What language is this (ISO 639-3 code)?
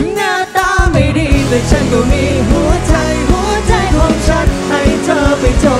tha